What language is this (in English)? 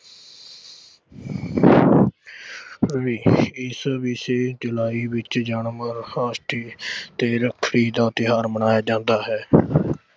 Punjabi